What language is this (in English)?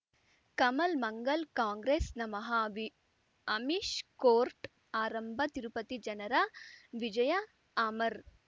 Kannada